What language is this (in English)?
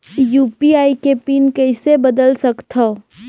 Chhattisgarhi